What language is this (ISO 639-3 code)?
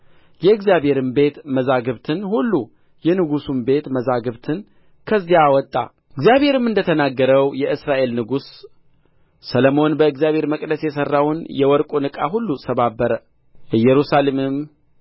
amh